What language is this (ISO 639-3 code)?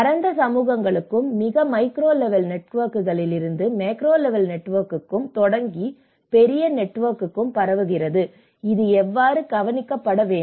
tam